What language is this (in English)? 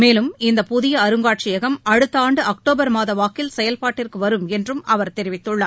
Tamil